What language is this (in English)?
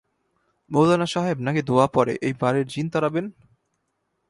Bangla